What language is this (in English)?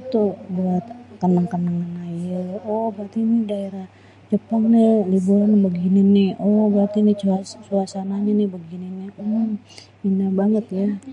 Betawi